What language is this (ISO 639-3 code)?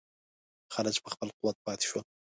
pus